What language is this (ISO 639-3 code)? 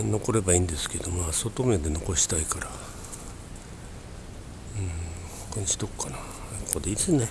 jpn